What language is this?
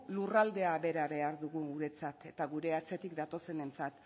Basque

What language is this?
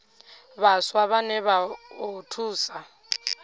Venda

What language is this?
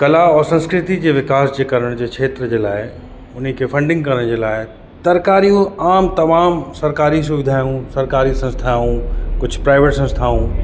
Sindhi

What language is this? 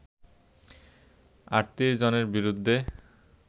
Bangla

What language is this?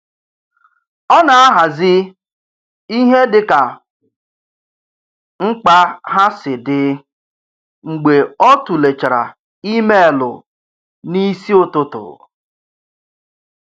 Igbo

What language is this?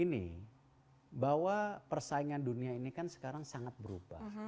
Indonesian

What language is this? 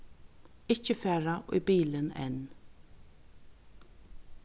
Faroese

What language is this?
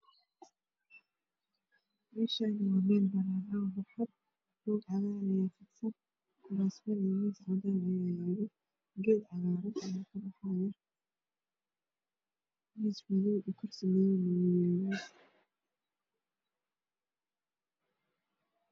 Somali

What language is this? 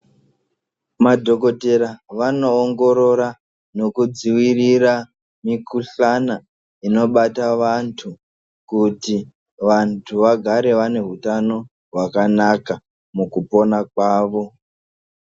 Ndau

